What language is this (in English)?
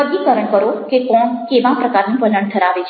Gujarati